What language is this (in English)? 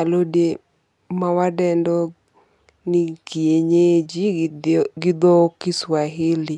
Luo (Kenya and Tanzania)